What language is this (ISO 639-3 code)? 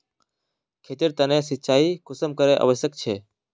mag